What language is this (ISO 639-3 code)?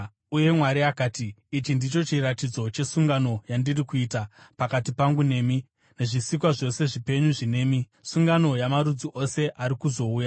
sna